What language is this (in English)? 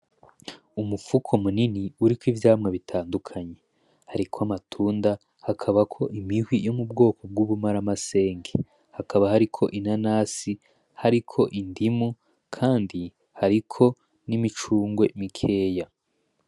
Rundi